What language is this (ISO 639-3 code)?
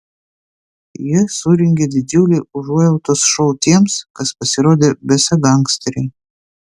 lit